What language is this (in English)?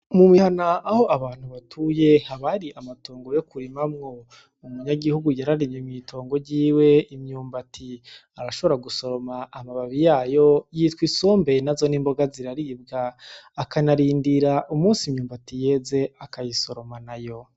Rundi